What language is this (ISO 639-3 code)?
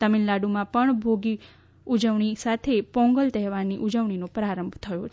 guj